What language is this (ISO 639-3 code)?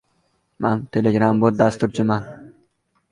uzb